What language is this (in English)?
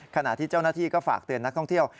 Thai